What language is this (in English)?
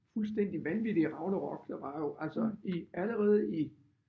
Danish